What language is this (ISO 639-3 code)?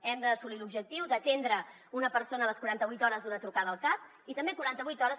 cat